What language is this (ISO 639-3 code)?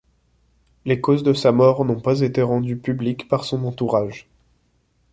fra